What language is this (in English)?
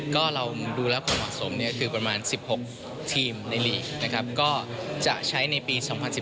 Thai